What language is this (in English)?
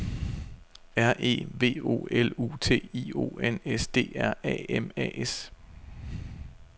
Danish